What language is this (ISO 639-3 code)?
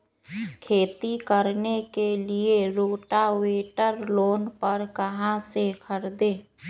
mag